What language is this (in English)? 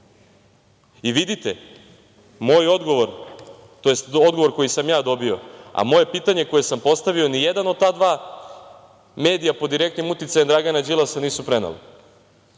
Serbian